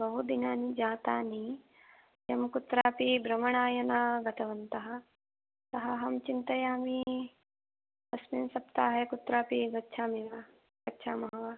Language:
Sanskrit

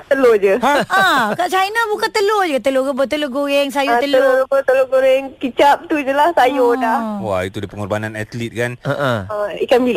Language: Malay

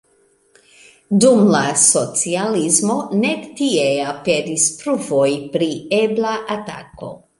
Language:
Esperanto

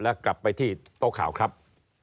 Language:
Thai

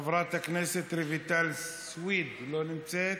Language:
Hebrew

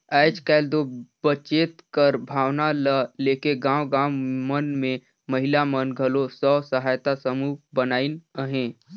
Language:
Chhattisgarhi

